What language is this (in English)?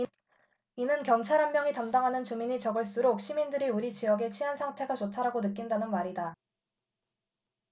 Korean